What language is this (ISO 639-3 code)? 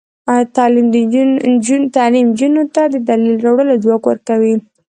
pus